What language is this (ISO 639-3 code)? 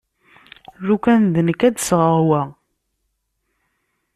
kab